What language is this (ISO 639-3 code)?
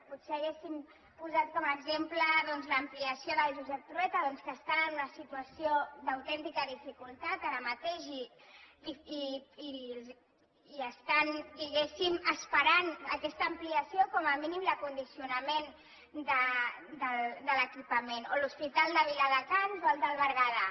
cat